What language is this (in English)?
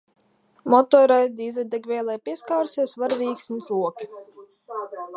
Latvian